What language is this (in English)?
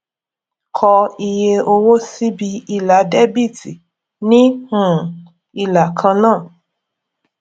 Yoruba